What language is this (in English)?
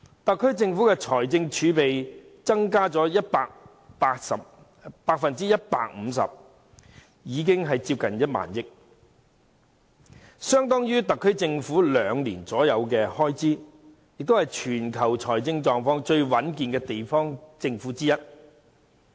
Cantonese